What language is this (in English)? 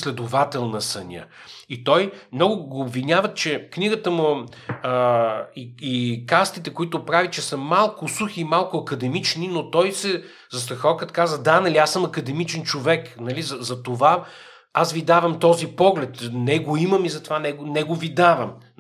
Bulgarian